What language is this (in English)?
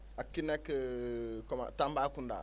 Wolof